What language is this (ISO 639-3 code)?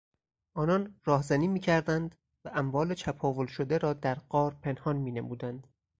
fas